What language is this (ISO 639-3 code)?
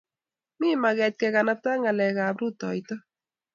kln